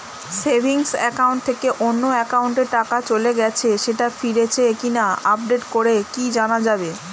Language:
Bangla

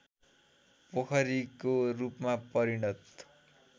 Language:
Nepali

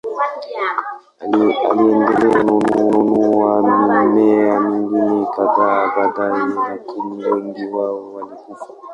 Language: Swahili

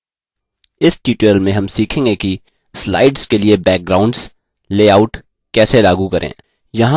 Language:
Hindi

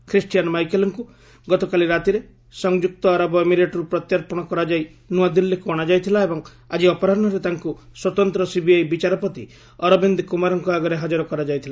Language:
Odia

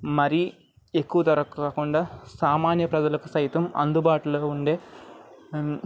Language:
Telugu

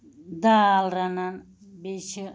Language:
Kashmiri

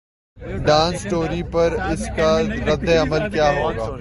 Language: Urdu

